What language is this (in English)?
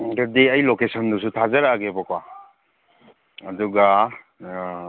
Manipuri